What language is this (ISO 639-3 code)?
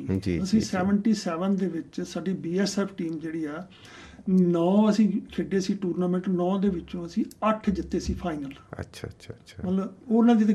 pan